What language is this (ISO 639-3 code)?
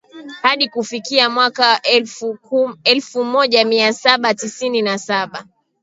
swa